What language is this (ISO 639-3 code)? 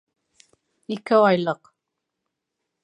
bak